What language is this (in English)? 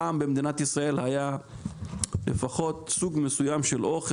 Hebrew